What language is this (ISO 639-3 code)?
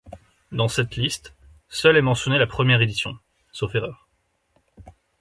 fra